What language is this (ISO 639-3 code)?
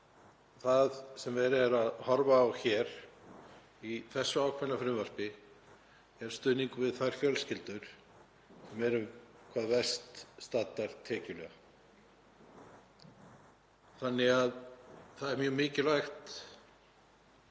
isl